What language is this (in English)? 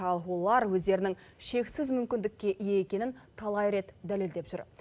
Kazakh